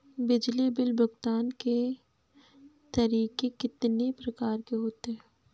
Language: Hindi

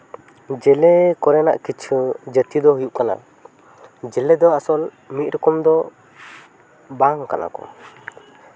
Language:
Santali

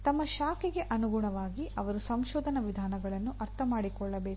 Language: Kannada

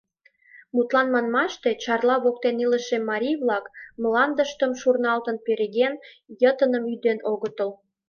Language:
Mari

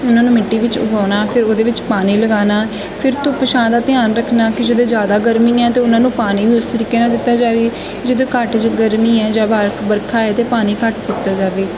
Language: Punjabi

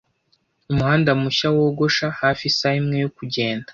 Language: Kinyarwanda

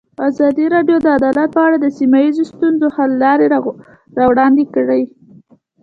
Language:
Pashto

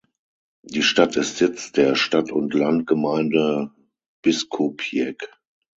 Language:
German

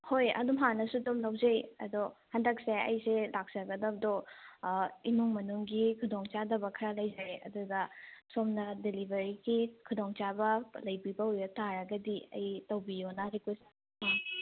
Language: Manipuri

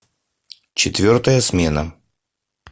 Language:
Russian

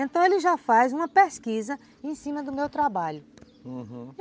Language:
Portuguese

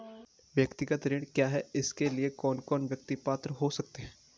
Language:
Hindi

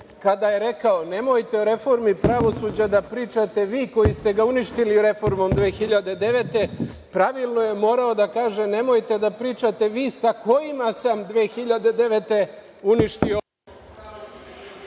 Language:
Serbian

